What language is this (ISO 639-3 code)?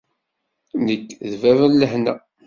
kab